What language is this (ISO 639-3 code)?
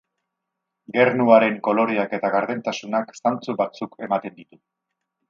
eus